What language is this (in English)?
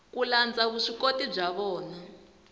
Tsonga